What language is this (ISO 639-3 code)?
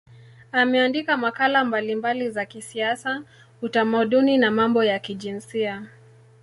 swa